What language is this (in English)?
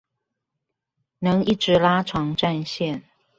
Chinese